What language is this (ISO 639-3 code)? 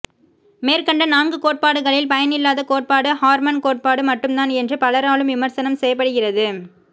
tam